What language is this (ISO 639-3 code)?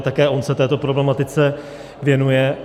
ces